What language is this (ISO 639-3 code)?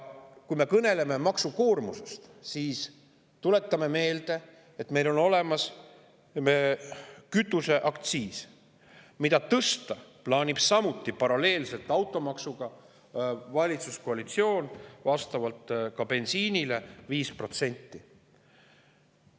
est